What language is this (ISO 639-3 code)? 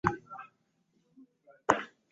lug